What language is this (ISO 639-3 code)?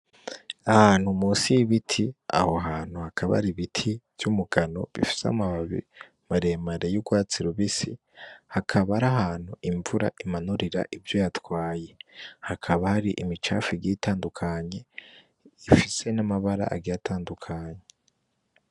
run